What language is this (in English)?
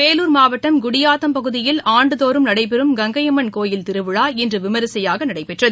Tamil